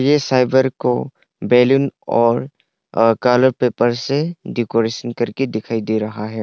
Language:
Hindi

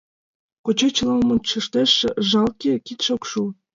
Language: Mari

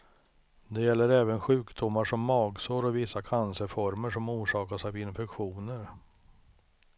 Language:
Swedish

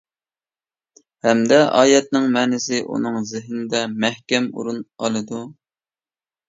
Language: Uyghur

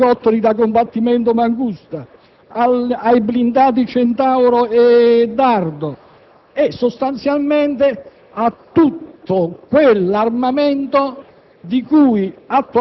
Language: Italian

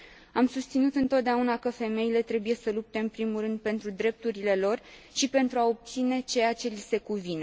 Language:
Romanian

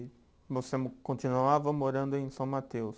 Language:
Portuguese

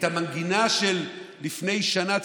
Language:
Hebrew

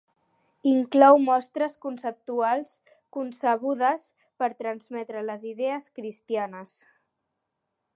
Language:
Catalan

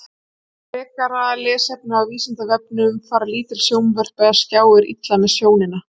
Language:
Icelandic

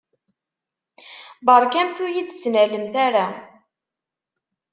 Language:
Kabyle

